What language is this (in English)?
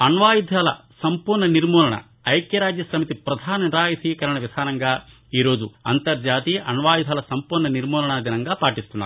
Telugu